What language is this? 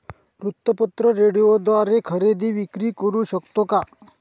Marathi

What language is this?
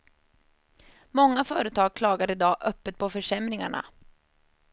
Swedish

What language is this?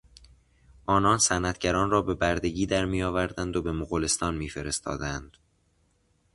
Persian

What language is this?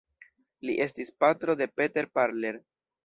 Esperanto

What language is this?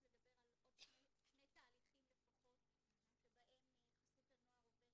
Hebrew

